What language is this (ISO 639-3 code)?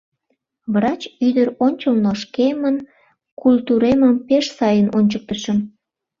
chm